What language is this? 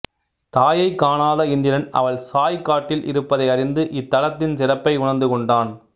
Tamil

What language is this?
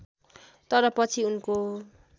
Nepali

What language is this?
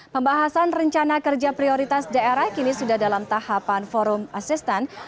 Indonesian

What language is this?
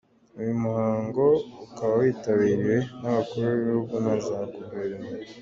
Kinyarwanda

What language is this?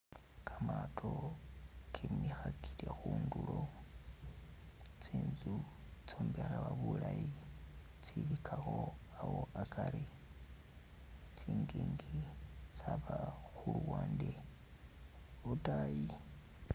Masaaba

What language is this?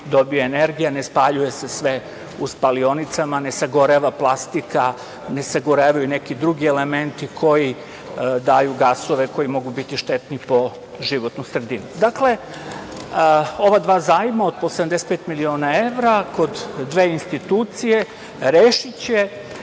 Serbian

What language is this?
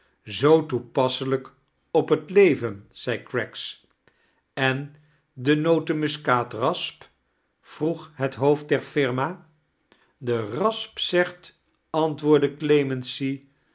Dutch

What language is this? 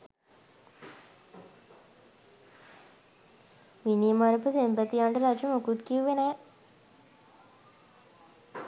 Sinhala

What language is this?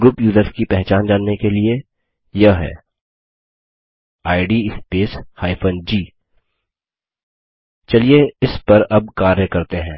Hindi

